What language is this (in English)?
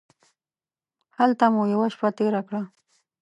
Pashto